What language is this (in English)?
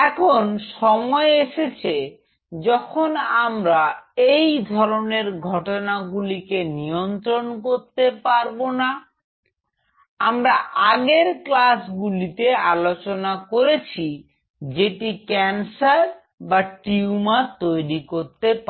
Bangla